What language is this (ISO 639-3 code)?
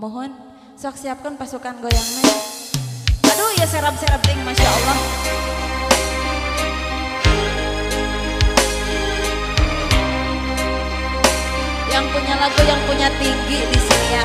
ind